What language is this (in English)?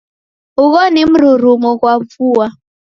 Taita